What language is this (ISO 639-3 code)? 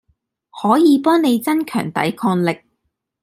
yue